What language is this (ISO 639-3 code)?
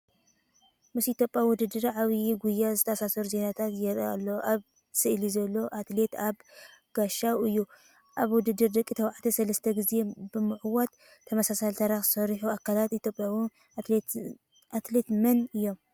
tir